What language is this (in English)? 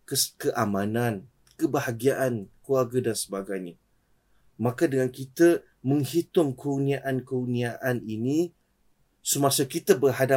Malay